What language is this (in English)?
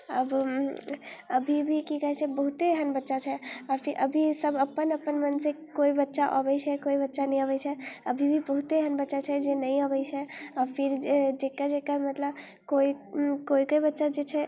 Maithili